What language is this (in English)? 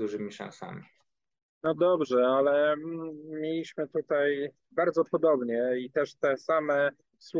Polish